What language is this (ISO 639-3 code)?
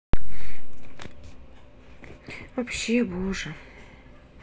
rus